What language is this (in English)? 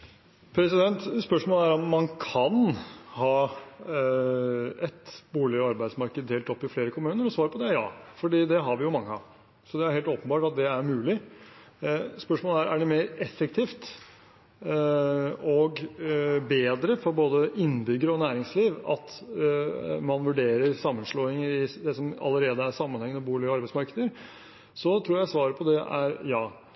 Norwegian